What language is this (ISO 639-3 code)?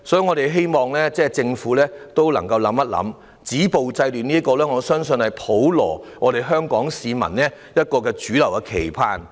yue